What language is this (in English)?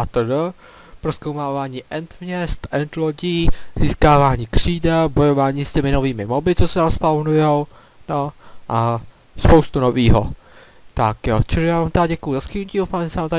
Czech